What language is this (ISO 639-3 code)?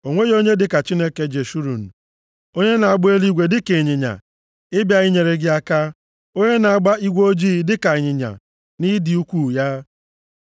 ibo